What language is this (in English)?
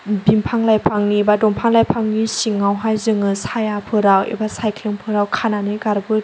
Bodo